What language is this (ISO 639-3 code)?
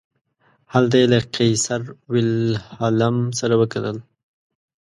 pus